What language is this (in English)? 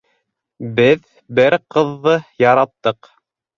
Bashkir